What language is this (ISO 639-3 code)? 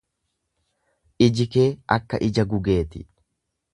orm